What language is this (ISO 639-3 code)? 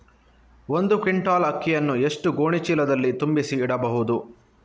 kan